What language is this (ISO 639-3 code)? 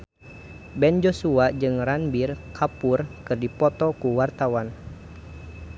sun